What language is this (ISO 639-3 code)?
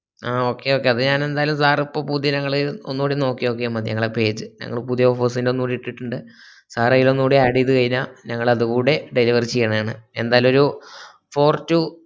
mal